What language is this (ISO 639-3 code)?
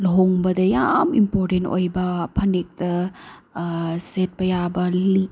mni